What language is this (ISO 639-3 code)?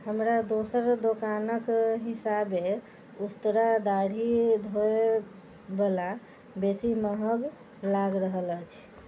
mai